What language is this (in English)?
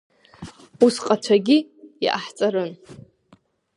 Abkhazian